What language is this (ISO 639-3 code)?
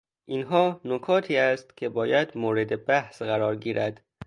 fas